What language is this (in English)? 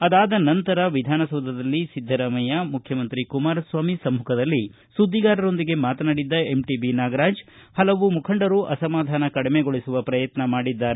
Kannada